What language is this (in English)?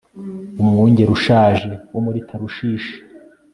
Kinyarwanda